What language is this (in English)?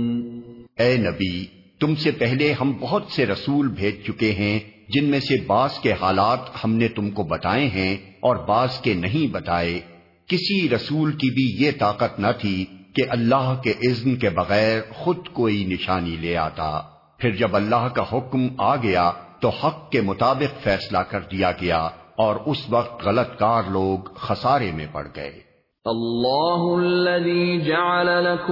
Urdu